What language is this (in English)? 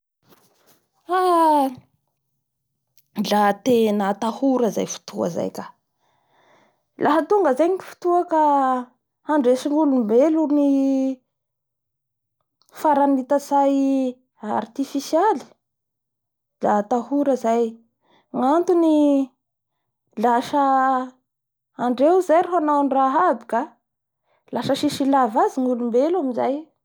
Bara Malagasy